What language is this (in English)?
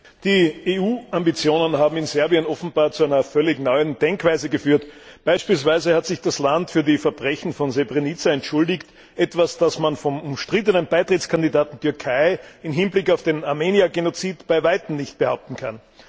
German